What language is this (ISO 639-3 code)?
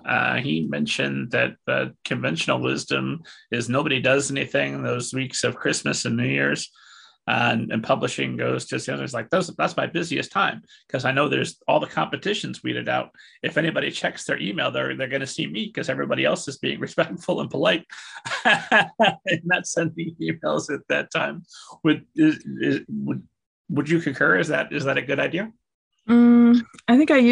eng